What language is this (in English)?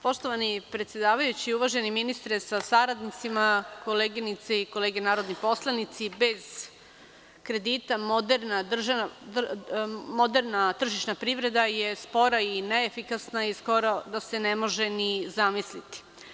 Serbian